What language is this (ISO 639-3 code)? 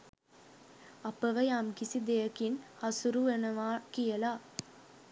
sin